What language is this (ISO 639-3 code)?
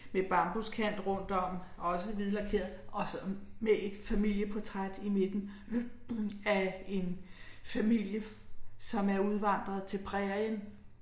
dan